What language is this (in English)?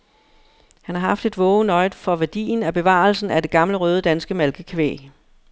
Danish